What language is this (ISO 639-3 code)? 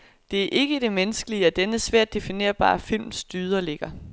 dan